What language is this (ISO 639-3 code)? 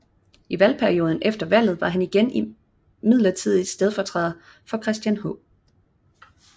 dan